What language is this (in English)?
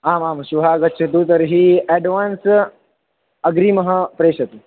Sanskrit